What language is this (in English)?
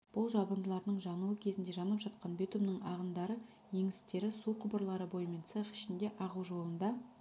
Kazakh